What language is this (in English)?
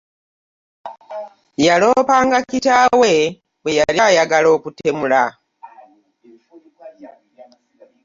Ganda